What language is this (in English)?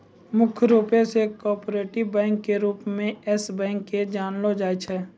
Maithili